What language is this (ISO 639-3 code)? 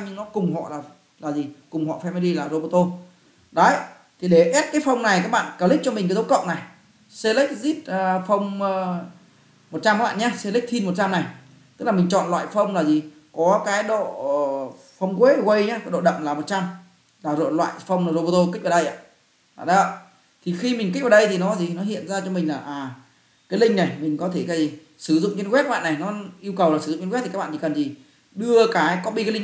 vie